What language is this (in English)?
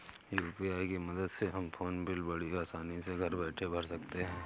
Hindi